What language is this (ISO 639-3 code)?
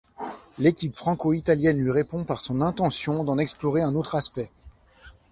fra